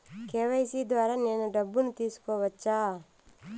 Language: Telugu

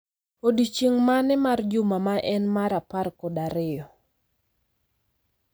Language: Luo (Kenya and Tanzania)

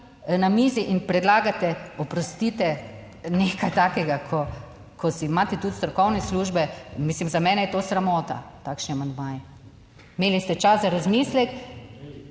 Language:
Slovenian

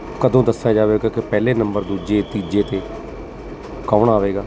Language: Punjabi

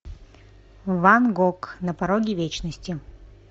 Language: Russian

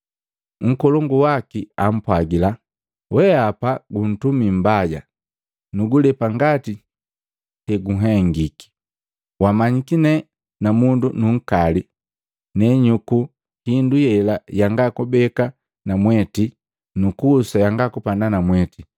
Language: Matengo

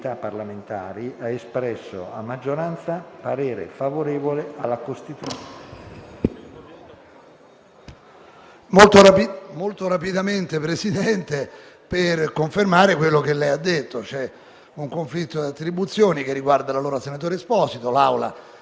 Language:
Italian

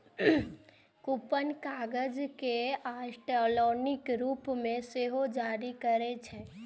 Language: Maithili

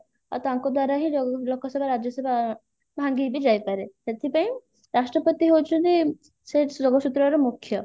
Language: Odia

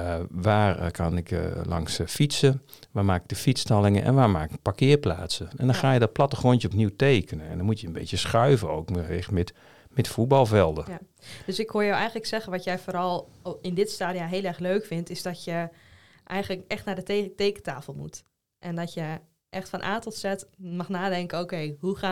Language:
Dutch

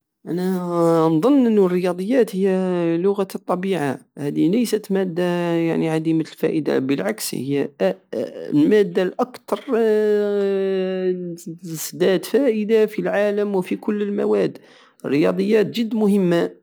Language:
Algerian Saharan Arabic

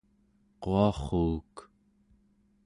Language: Central Yupik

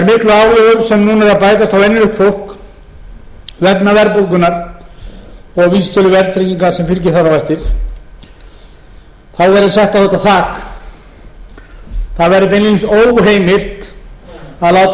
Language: Icelandic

